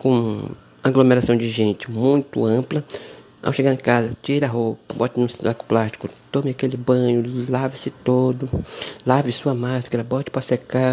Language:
Portuguese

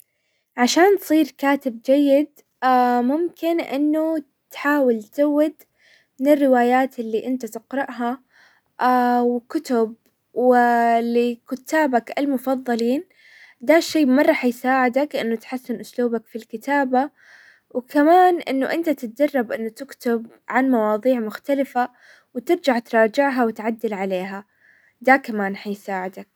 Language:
Hijazi Arabic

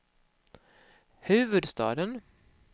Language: Swedish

